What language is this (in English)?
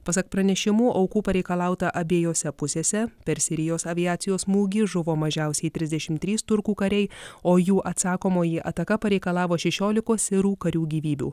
Lithuanian